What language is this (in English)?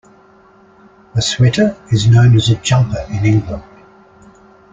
English